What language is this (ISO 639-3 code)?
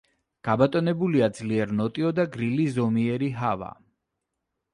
kat